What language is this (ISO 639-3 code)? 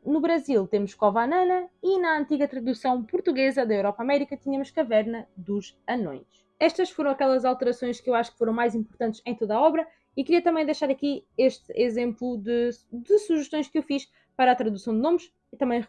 por